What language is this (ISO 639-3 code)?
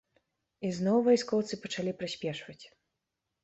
bel